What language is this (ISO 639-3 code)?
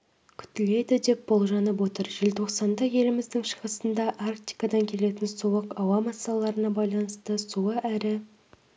kaz